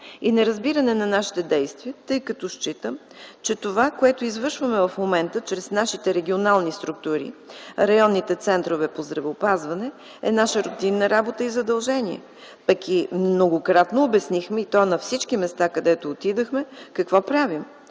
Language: Bulgarian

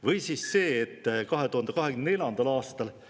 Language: Estonian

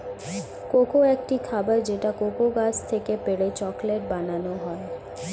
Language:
Bangla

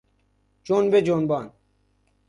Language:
Persian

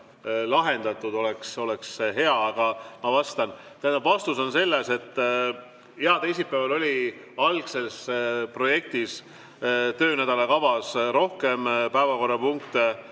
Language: Estonian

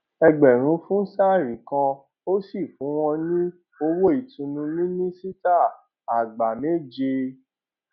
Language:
Yoruba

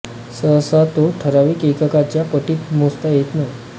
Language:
Marathi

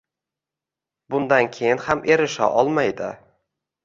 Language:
Uzbek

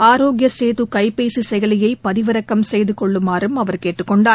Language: Tamil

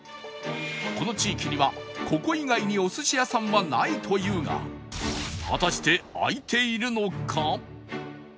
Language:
Japanese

